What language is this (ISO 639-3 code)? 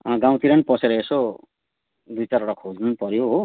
nep